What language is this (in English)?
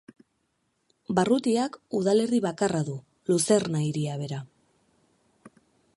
Basque